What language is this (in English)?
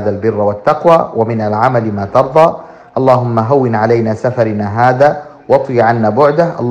Arabic